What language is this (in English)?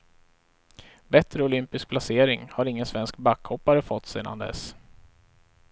Swedish